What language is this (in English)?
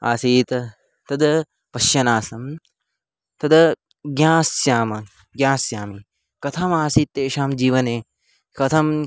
Sanskrit